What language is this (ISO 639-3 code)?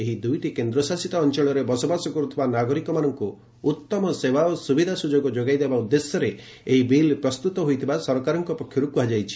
ori